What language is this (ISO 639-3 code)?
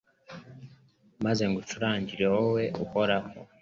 kin